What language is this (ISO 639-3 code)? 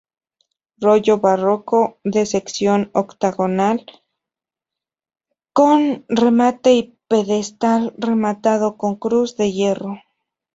spa